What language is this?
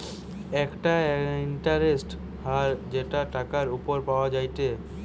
Bangla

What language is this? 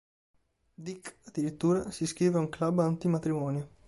Italian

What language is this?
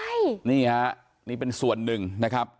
Thai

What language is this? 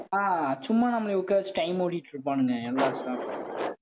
Tamil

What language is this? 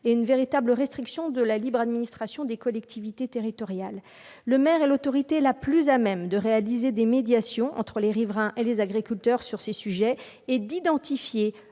French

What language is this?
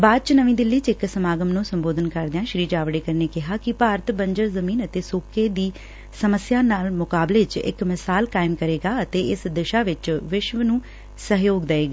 Punjabi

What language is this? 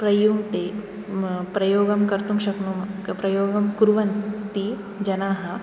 Sanskrit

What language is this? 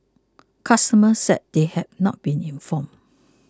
English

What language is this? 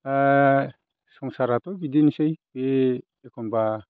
Bodo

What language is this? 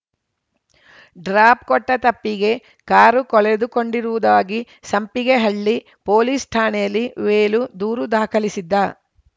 Kannada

